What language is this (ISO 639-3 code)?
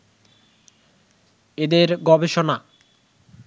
ben